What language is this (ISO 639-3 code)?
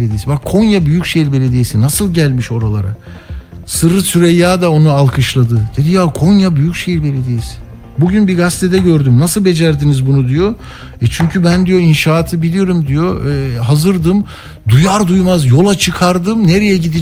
tur